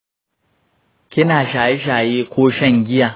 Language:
Hausa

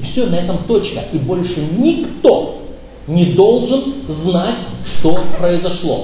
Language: Russian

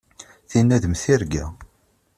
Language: Kabyle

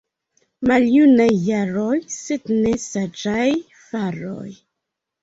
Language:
Esperanto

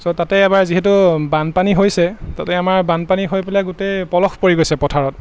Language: Assamese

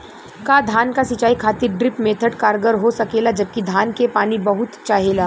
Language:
Bhojpuri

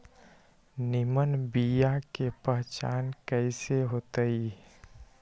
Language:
Magahi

